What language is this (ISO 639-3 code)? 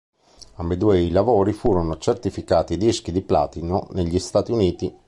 ita